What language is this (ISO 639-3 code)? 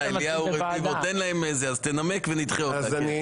heb